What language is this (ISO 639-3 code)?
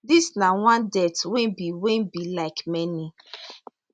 pcm